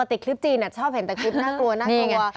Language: Thai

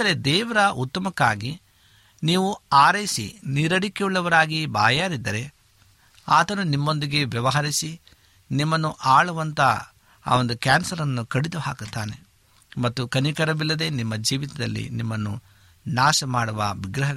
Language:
Kannada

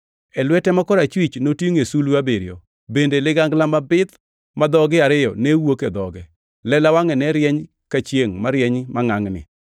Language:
Luo (Kenya and Tanzania)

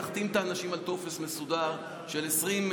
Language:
Hebrew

